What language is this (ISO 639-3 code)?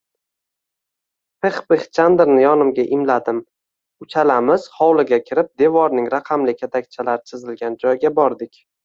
uzb